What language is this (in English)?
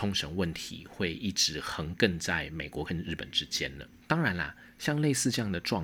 Chinese